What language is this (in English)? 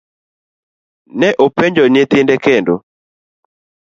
Luo (Kenya and Tanzania)